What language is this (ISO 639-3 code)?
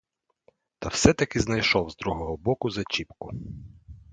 ukr